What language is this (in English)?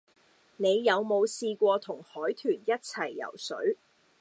Cantonese